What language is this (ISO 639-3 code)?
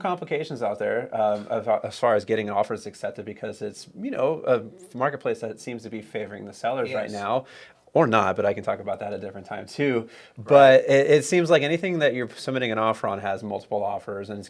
eng